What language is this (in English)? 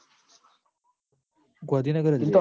Gujarati